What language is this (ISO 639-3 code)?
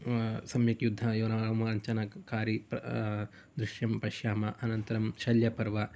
san